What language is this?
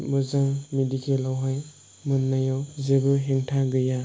Bodo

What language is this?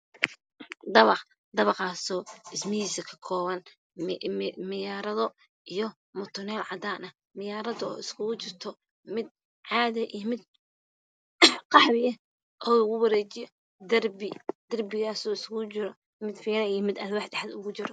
Somali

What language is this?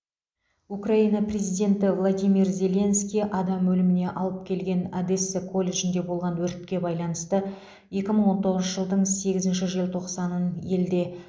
Kazakh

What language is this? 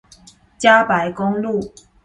Chinese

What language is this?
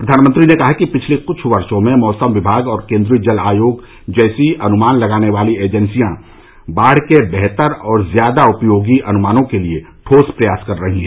Hindi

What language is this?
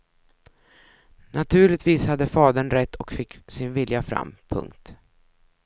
Swedish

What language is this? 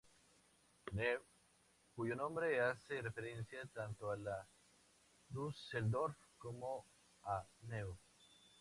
Spanish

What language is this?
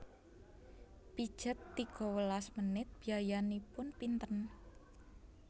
Javanese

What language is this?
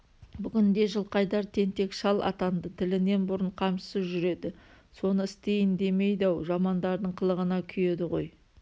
Kazakh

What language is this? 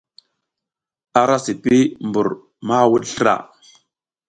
South Giziga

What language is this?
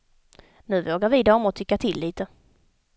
Swedish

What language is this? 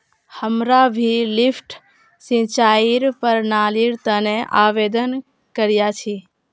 Magahi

